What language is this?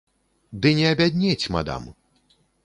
Belarusian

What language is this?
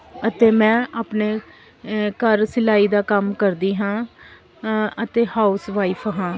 Punjabi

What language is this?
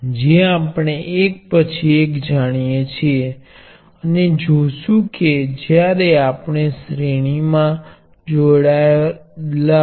Gujarati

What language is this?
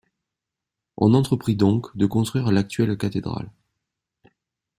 French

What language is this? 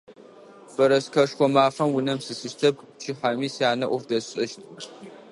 Adyghe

